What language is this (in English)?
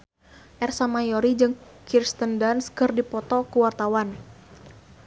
Sundanese